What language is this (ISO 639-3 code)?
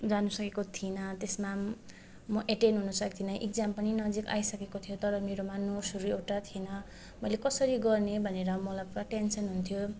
nep